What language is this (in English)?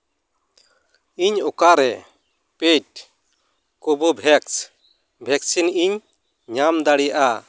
Santali